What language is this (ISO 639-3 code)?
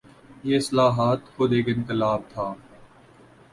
urd